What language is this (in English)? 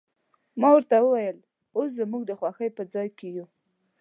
Pashto